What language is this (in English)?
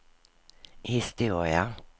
Swedish